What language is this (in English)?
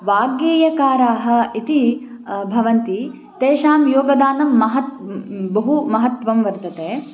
Sanskrit